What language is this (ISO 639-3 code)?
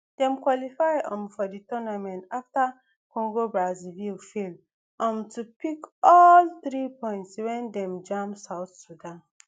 pcm